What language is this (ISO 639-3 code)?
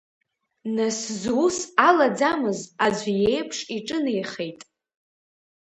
abk